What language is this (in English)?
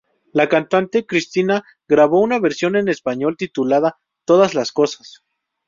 Spanish